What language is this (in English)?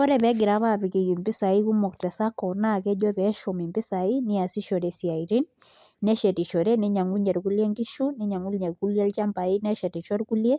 Masai